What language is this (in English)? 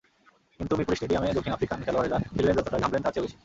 Bangla